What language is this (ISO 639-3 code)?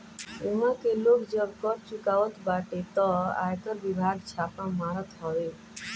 bho